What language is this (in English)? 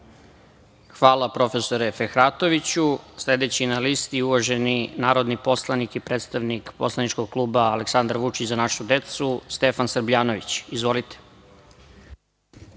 Serbian